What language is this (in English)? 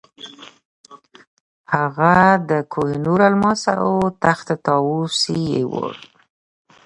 Pashto